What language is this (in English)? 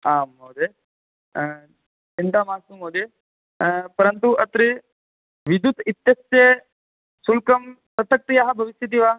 Sanskrit